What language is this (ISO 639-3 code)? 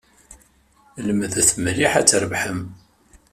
kab